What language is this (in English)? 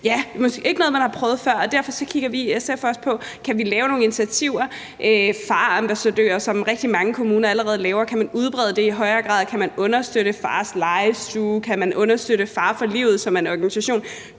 Danish